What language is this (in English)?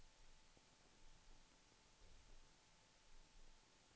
Swedish